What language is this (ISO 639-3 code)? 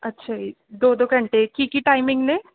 pan